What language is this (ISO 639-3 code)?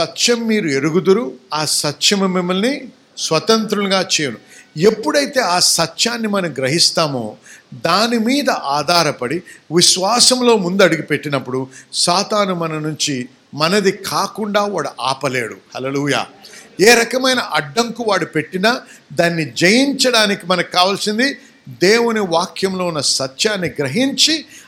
tel